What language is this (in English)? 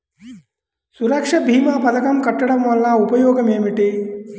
Telugu